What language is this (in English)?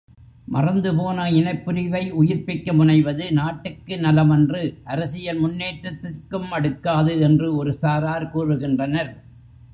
Tamil